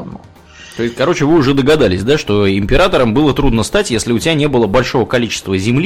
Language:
Russian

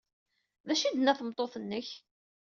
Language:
Kabyle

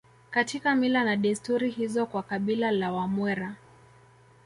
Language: Swahili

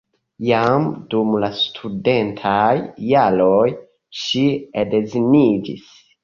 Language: Esperanto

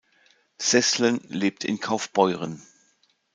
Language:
German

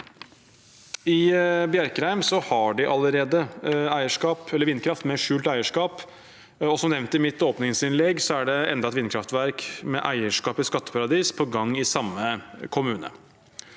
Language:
Norwegian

